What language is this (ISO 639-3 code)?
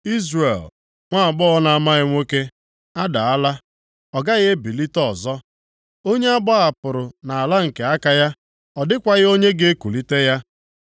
ibo